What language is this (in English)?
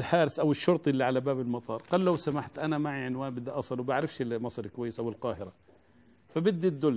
Arabic